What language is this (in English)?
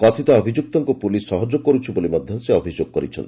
Odia